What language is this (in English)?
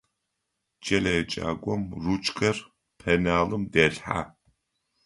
Adyghe